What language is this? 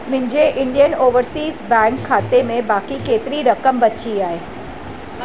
Sindhi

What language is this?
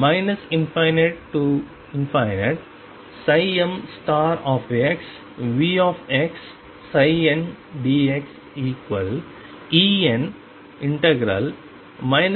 Tamil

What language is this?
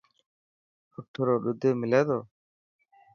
Dhatki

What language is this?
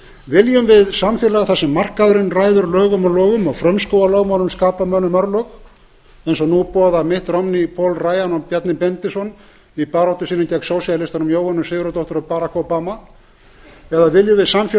Icelandic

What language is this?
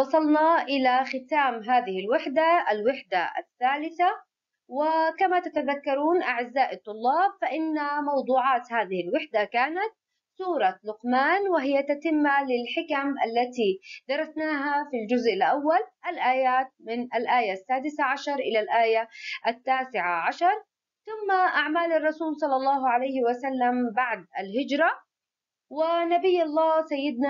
Arabic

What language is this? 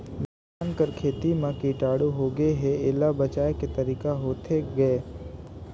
Chhattisgarhi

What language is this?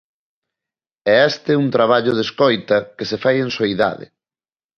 Galician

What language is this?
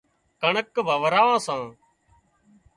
Wadiyara Koli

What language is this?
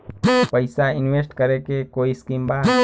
Bhojpuri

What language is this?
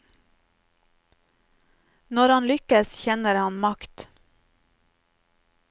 Norwegian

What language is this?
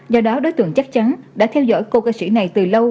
Vietnamese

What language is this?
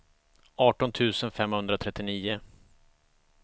Swedish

